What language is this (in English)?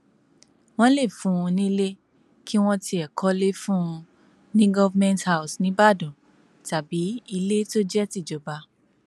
Yoruba